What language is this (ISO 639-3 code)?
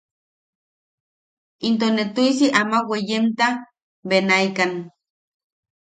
yaq